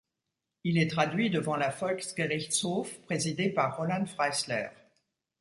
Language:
French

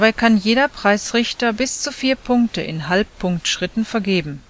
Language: German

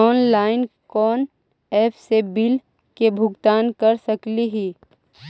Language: Magahi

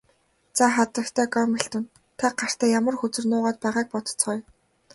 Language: Mongolian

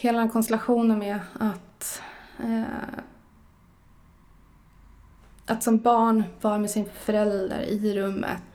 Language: Swedish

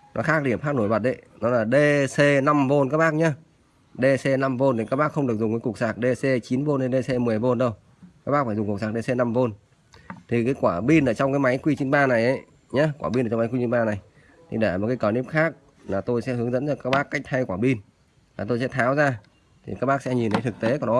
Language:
Vietnamese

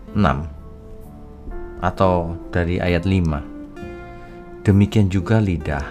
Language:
Indonesian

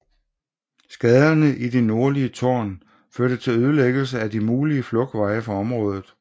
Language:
Danish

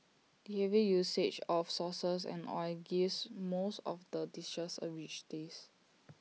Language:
English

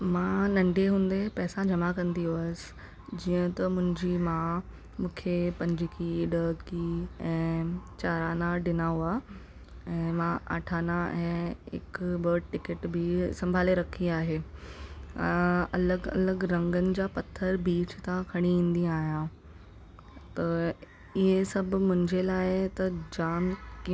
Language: Sindhi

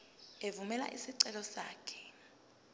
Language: Zulu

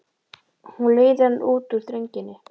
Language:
Icelandic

